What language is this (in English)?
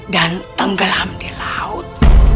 Indonesian